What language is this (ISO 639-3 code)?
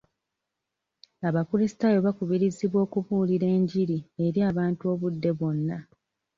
lug